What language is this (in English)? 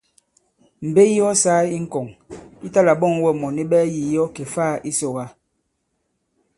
Bankon